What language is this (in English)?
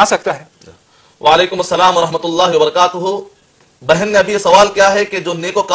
Arabic